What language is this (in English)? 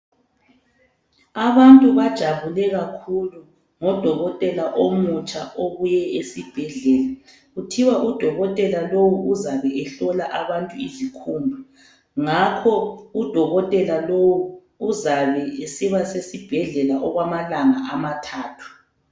North Ndebele